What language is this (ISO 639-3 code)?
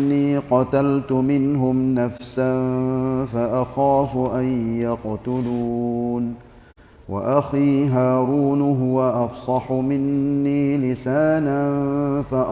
msa